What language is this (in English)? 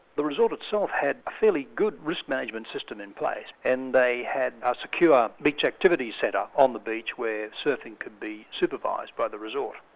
English